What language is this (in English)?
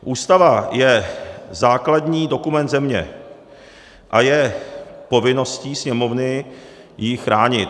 Czech